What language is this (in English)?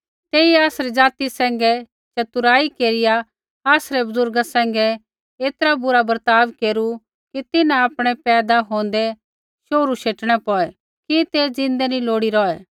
Kullu Pahari